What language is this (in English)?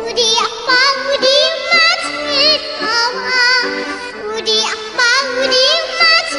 Korean